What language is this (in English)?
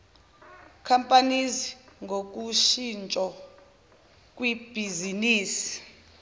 Zulu